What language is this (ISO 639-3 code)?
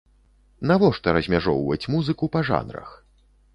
bel